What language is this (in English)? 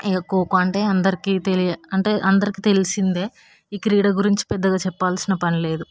Telugu